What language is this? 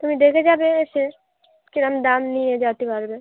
Bangla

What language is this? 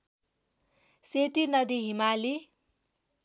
Nepali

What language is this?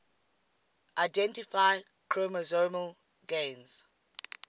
English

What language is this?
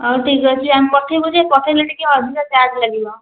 Odia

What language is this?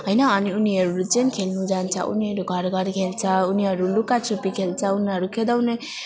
Nepali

